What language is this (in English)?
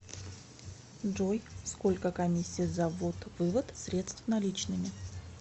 Russian